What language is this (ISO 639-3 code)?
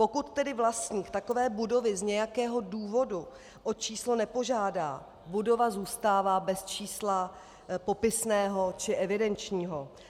ces